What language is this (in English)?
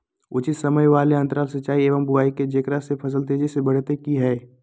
Magahi